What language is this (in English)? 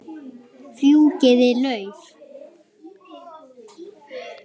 Icelandic